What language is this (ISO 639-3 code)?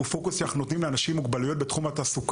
heb